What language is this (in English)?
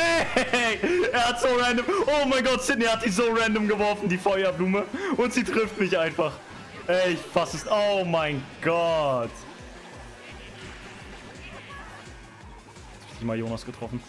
German